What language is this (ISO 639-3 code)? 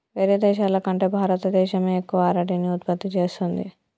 tel